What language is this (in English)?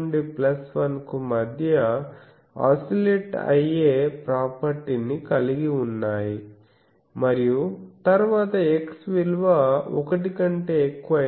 Telugu